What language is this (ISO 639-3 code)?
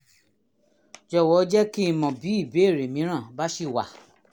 yor